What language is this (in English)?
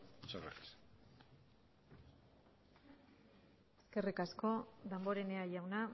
Basque